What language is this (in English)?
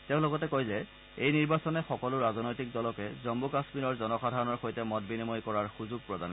Assamese